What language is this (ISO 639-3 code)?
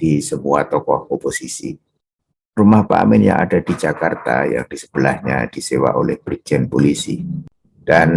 ind